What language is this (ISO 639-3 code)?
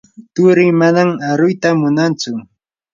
qur